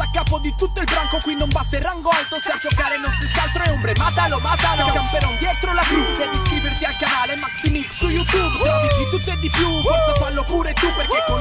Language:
Italian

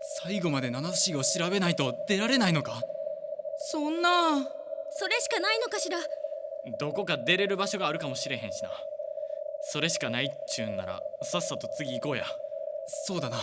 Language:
Japanese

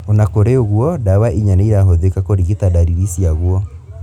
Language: Kikuyu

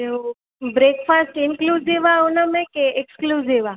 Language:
Sindhi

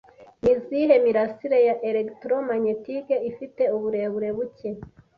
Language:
Kinyarwanda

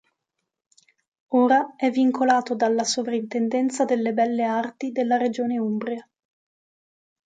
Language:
Italian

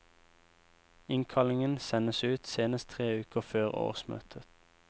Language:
Norwegian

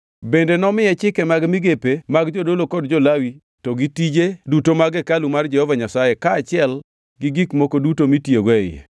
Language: Luo (Kenya and Tanzania)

